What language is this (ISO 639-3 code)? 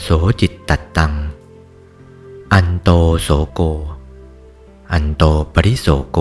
tha